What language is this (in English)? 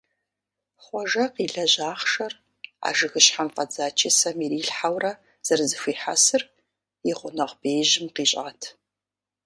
Kabardian